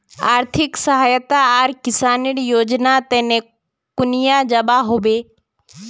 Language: Magahi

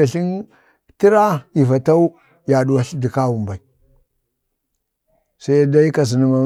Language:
Bade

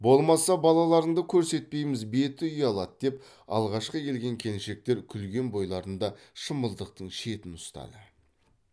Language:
Kazakh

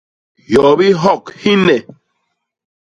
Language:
Basaa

